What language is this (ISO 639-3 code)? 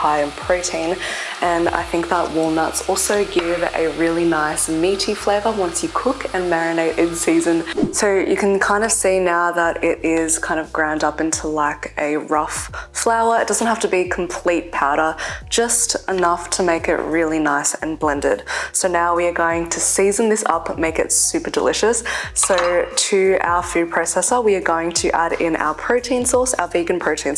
eng